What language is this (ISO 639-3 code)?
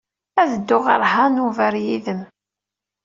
kab